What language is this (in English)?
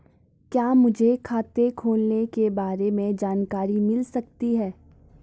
Hindi